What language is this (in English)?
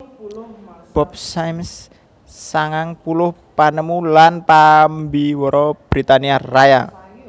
Javanese